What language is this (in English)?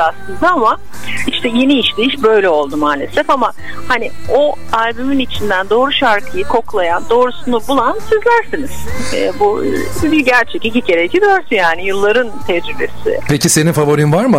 Turkish